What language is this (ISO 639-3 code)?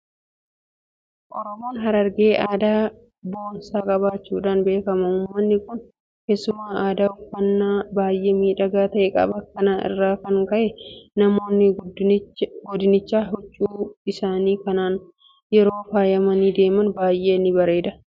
orm